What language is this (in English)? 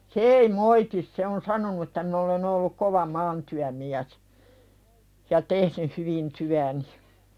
Finnish